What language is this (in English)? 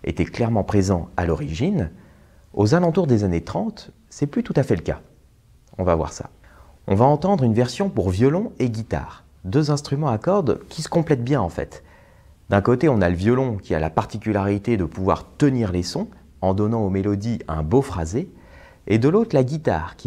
French